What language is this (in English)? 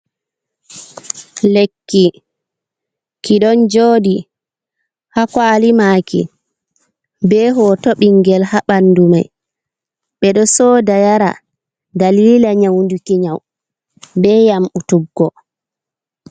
Fula